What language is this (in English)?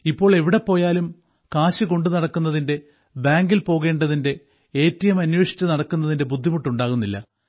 Malayalam